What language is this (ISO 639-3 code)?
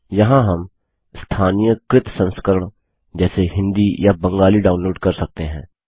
hin